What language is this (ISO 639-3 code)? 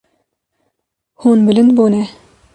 kur